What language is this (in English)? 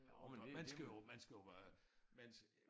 Danish